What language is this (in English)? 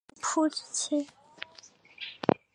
Chinese